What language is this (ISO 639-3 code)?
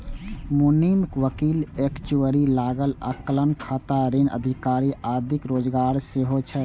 mai